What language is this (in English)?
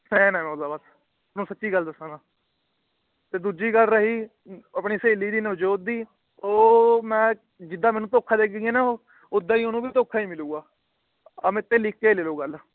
Punjabi